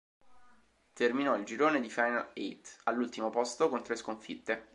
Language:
Italian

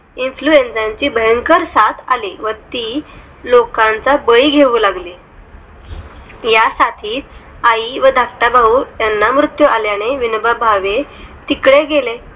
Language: Marathi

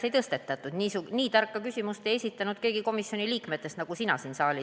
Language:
Estonian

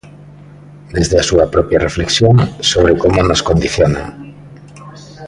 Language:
Galician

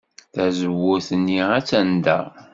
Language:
Kabyle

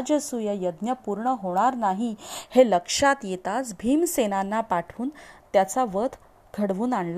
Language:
Marathi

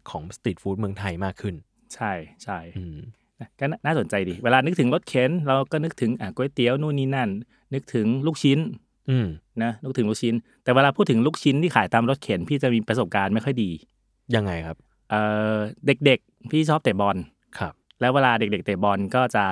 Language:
Thai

